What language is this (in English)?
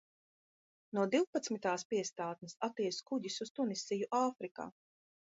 Latvian